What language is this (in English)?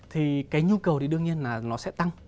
Vietnamese